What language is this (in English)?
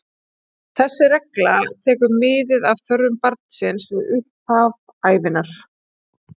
Icelandic